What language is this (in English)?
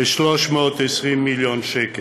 Hebrew